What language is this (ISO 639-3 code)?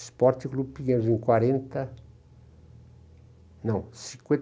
por